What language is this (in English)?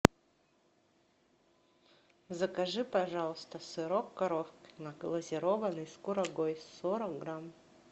Russian